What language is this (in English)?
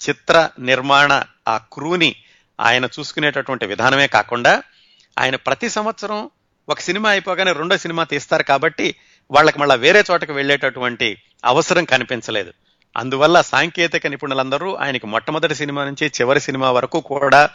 Telugu